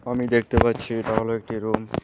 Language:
Bangla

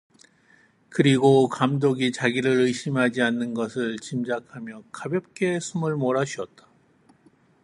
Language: Korean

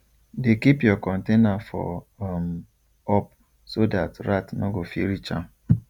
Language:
Nigerian Pidgin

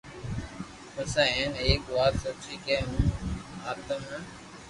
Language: Loarki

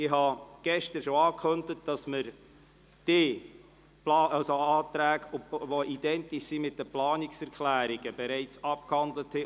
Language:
Swiss German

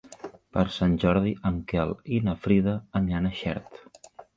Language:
Catalan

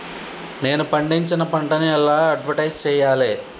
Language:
Telugu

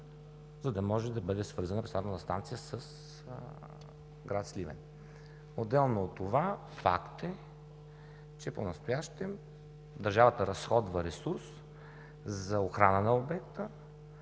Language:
Bulgarian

